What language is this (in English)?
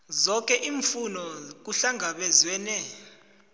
South Ndebele